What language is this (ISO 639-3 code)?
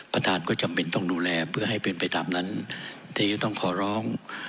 tha